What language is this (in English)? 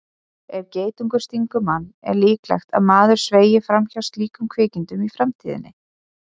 Icelandic